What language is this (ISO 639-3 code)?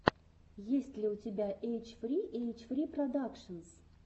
rus